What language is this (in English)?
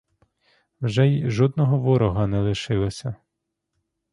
Ukrainian